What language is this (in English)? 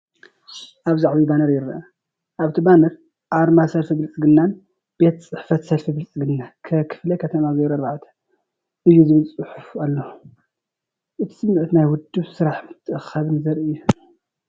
Tigrinya